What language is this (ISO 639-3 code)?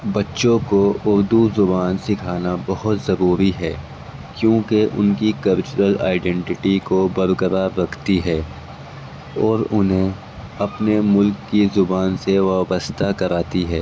urd